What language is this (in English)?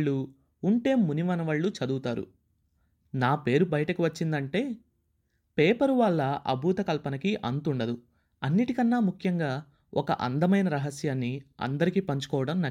Telugu